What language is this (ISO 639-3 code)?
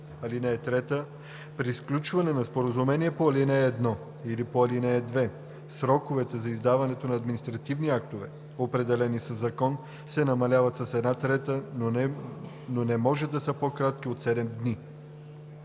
bul